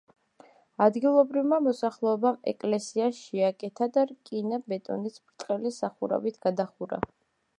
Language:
Georgian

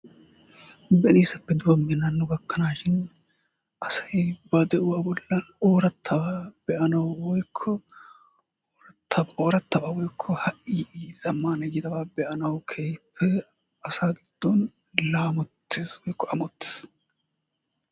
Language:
Wolaytta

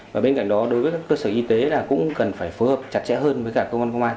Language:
Vietnamese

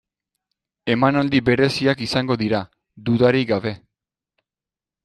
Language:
Basque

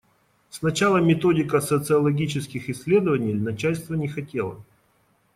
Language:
Russian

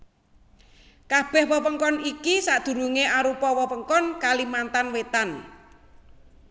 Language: Javanese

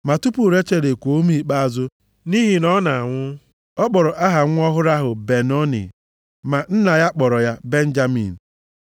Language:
Igbo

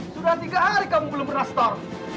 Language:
Indonesian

